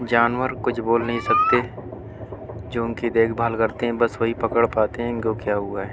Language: Urdu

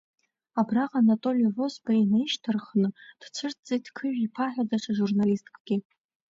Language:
Abkhazian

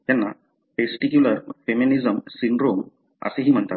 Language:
Marathi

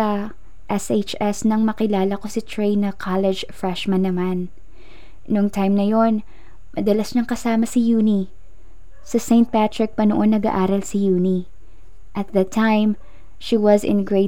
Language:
Filipino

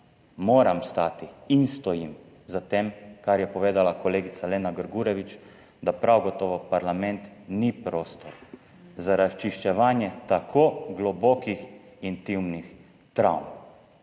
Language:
Slovenian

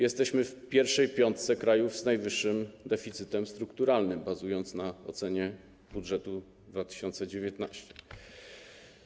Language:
Polish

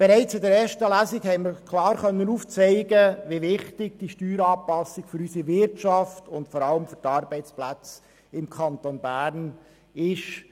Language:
Swiss German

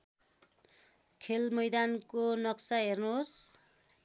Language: Nepali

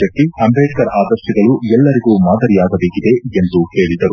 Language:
Kannada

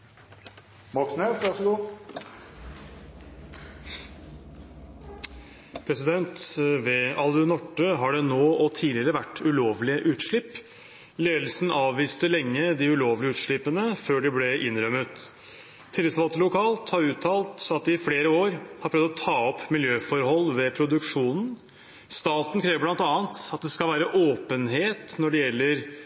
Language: Norwegian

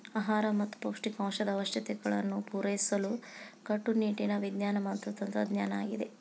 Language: Kannada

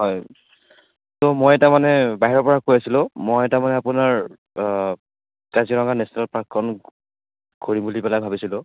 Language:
Assamese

